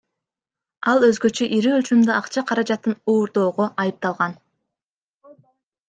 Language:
Kyrgyz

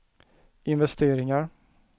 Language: Swedish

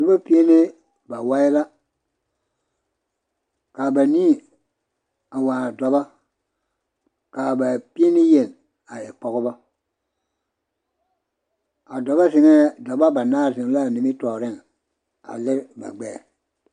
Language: Southern Dagaare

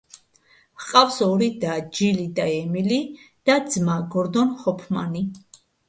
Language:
Georgian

